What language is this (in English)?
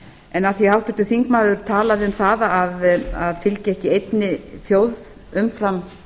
Icelandic